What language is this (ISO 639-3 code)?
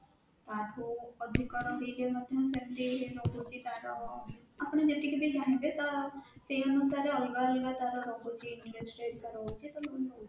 ori